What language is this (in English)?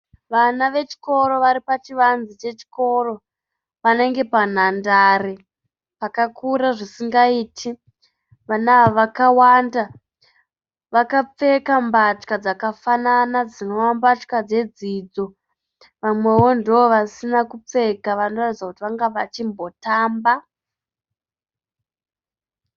Shona